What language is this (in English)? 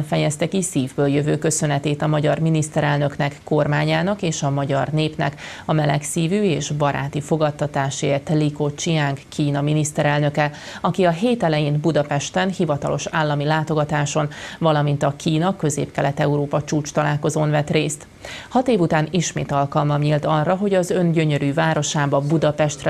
Hungarian